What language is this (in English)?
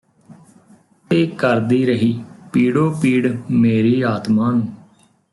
Punjabi